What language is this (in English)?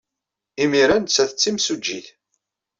Kabyle